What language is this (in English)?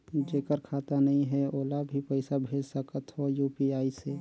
Chhattisgarhi